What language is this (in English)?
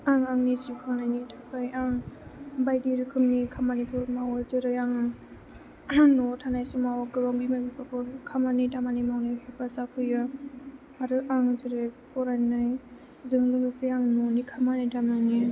Bodo